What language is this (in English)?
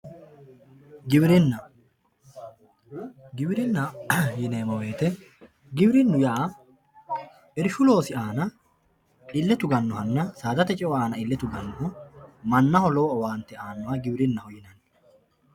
Sidamo